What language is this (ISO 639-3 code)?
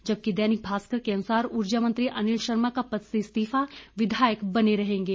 hin